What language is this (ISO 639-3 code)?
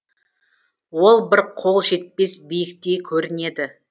kaz